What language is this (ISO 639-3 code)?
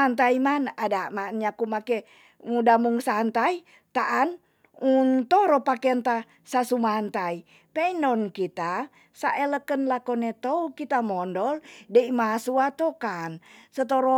txs